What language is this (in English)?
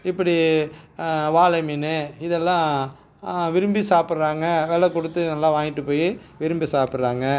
Tamil